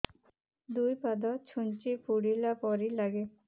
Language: Odia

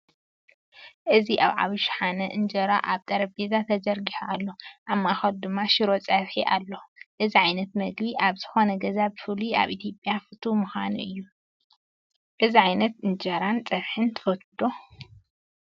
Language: Tigrinya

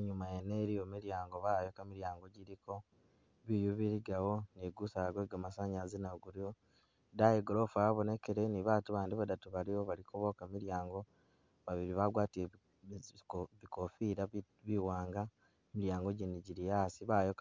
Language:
Masaaba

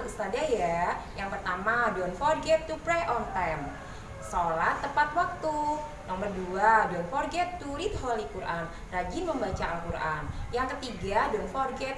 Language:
Indonesian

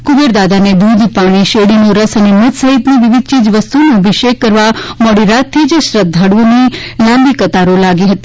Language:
Gujarati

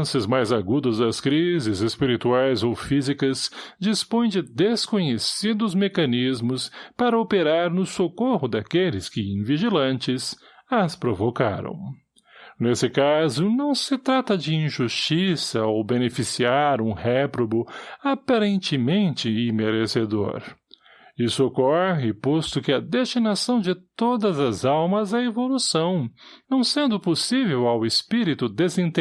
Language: Portuguese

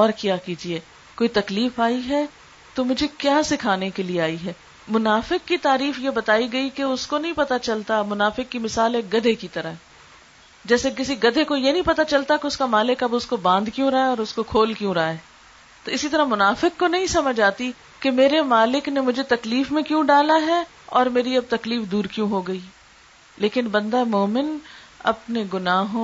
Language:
Urdu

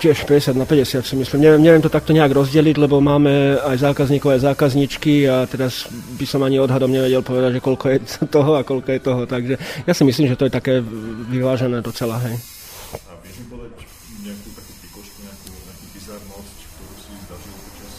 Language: Slovak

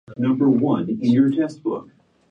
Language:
Japanese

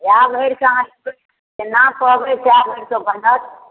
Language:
Maithili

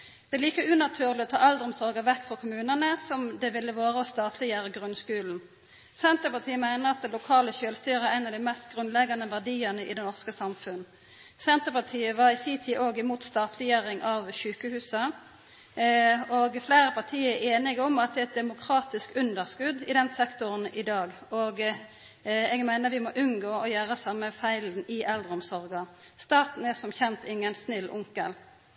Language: Norwegian Nynorsk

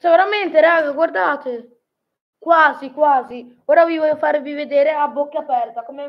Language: Italian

